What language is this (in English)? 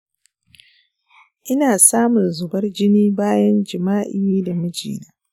Hausa